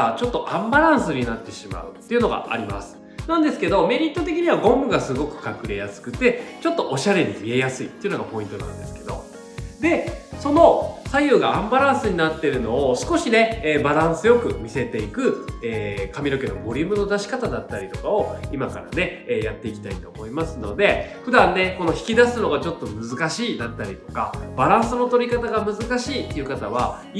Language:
Japanese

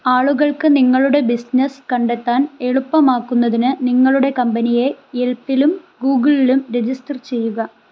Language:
Malayalam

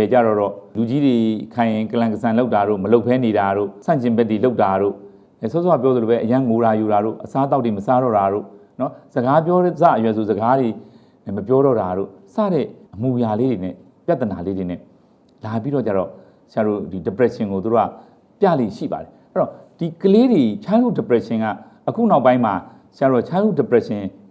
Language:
Vietnamese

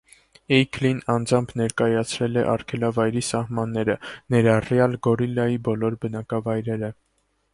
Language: Armenian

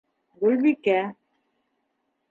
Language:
Bashkir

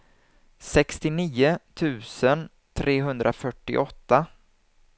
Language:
Swedish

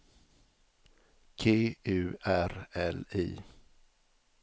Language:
Swedish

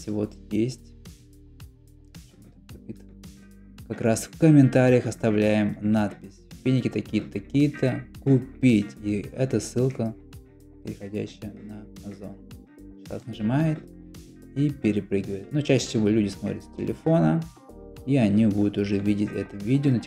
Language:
Russian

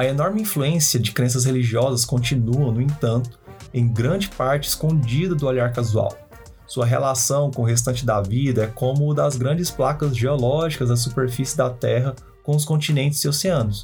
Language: Portuguese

